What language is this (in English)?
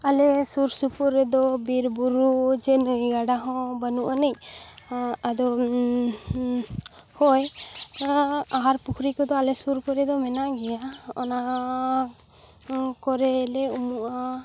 Santali